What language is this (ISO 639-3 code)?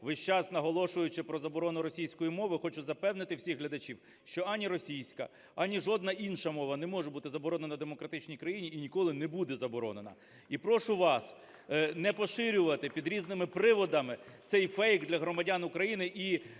ukr